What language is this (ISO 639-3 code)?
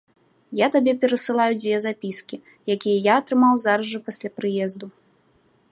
bel